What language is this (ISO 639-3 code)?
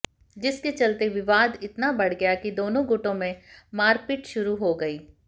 hin